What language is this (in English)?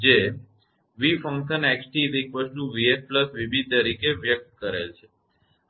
Gujarati